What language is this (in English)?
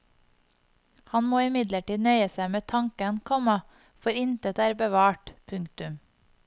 Norwegian